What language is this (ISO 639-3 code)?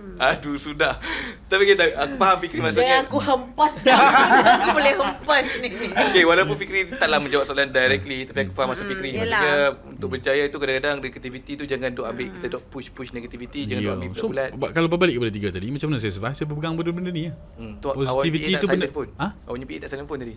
msa